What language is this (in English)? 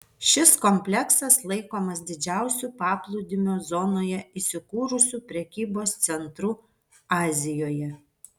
Lithuanian